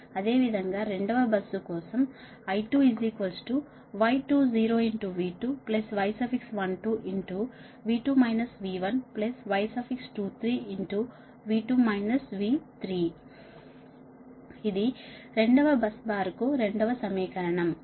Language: Telugu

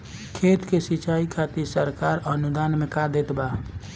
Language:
Bhojpuri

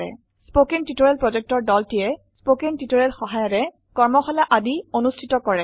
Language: Assamese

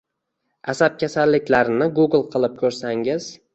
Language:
Uzbek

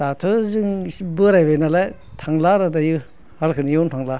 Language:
Bodo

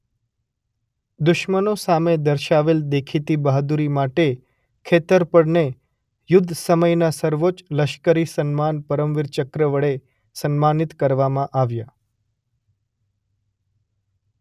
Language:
Gujarati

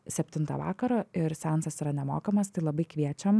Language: Lithuanian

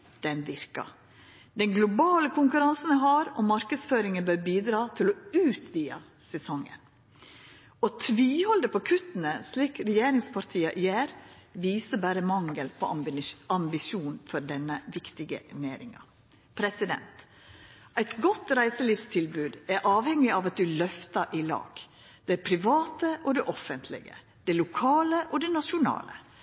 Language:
Norwegian Nynorsk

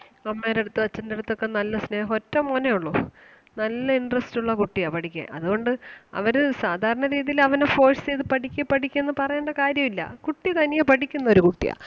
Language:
Malayalam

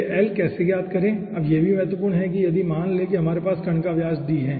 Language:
Hindi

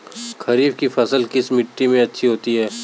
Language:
Hindi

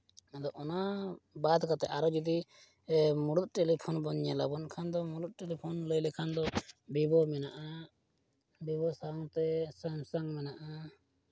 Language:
Santali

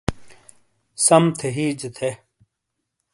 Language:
Shina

